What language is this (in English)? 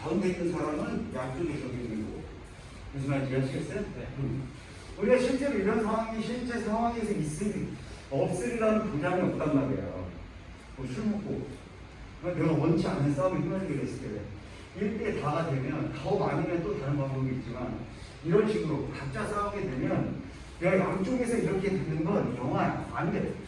Korean